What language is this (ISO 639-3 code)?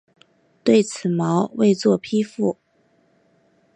zho